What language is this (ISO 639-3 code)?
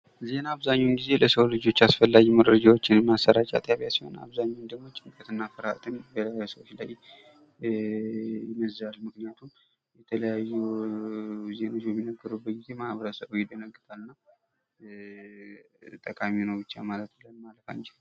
amh